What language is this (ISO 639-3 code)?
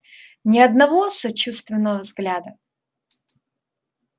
rus